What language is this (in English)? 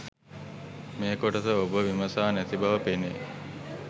Sinhala